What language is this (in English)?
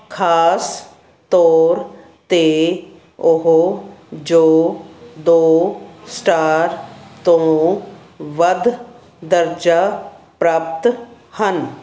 Punjabi